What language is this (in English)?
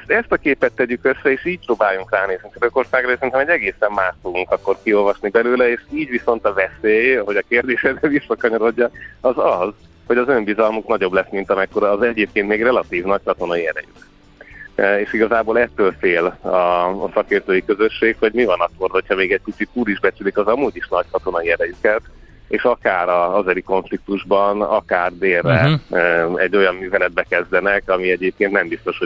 Hungarian